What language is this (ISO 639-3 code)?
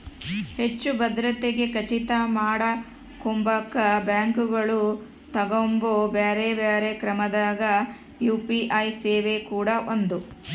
kan